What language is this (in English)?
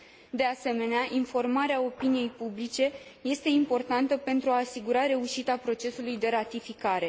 Romanian